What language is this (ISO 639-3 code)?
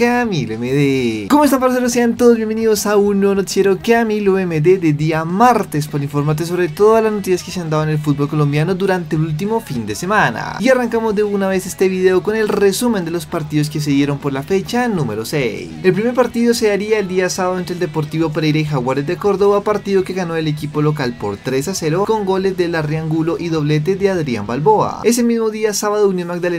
spa